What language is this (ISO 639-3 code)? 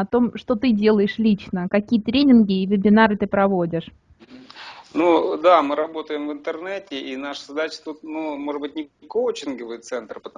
rus